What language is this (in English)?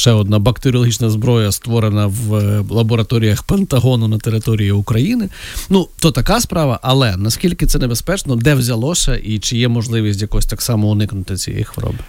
Ukrainian